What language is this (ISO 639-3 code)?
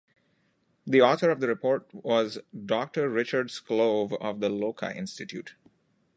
eng